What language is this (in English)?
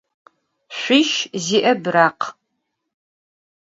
Adyghe